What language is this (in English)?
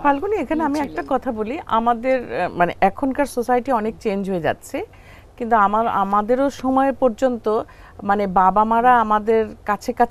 Romanian